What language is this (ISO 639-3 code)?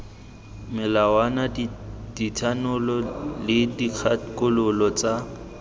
tsn